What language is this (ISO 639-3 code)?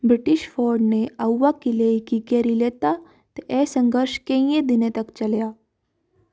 doi